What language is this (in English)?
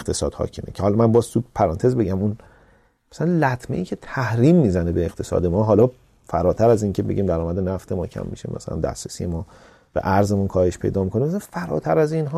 Persian